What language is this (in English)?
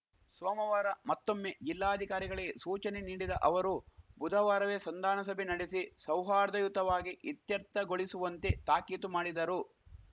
Kannada